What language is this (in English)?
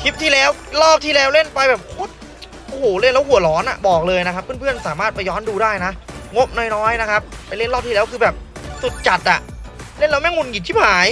Thai